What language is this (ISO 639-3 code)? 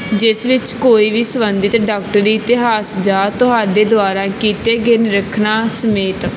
pan